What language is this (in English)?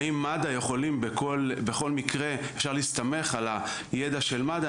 Hebrew